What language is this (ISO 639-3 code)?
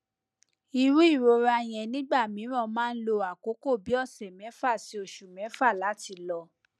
yor